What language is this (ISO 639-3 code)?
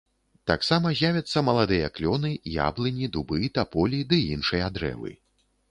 bel